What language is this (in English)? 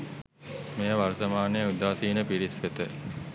Sinhala